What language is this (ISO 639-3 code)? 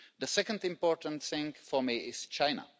eng